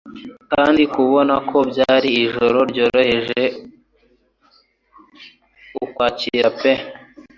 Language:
Kinyarwanda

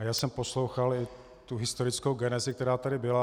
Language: Czech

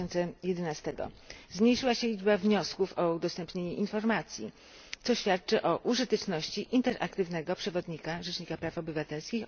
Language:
Polish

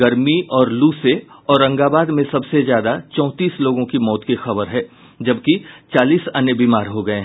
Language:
Hindi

